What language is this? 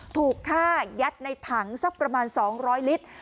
Thai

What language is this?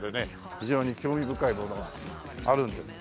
Japanese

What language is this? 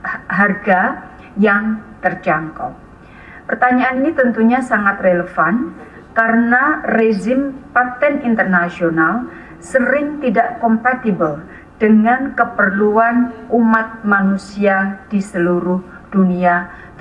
Indonesian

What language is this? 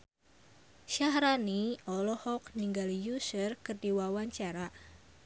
Sundanese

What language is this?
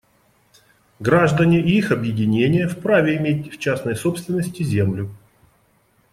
Russian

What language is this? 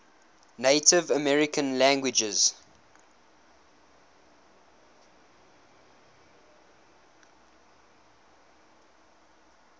English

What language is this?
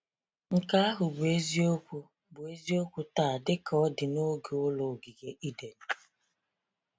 Igbo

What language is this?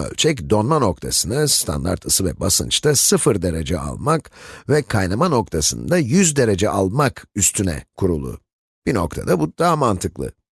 Turkish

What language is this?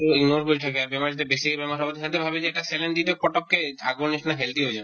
Assamese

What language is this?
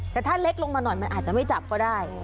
Thai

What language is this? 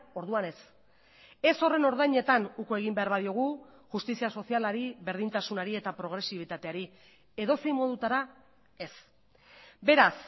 Basque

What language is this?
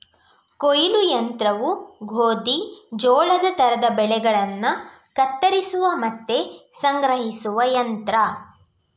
Kannada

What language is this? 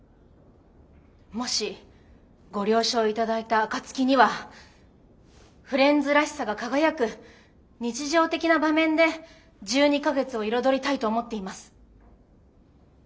Japanese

